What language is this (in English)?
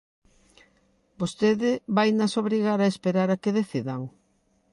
Galician